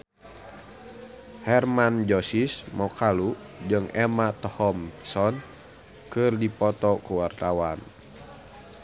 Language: Sundanese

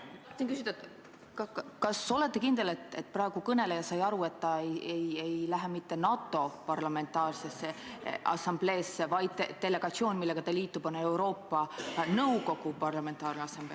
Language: Estonian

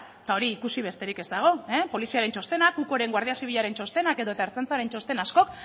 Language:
Basque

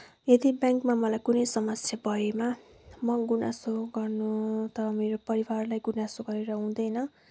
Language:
Nepali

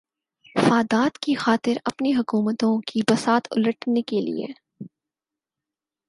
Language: Urdu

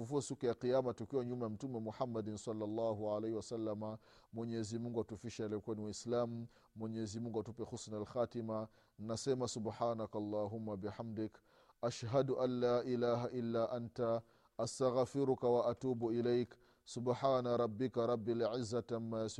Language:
Swahili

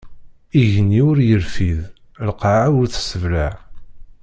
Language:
Kabyle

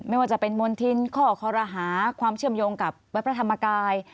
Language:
Thai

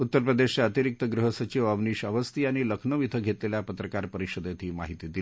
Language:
Marathi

